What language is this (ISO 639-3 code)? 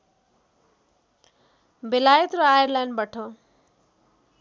nep